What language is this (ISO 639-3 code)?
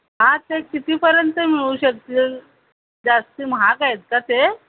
mar